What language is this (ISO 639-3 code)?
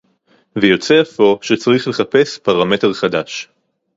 heb